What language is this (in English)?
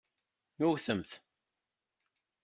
Kabyle